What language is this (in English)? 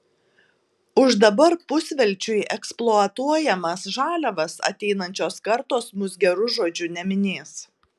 Lithuanian